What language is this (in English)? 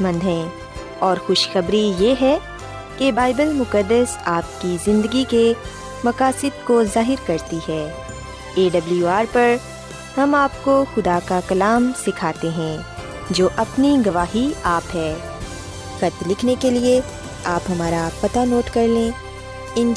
Urdu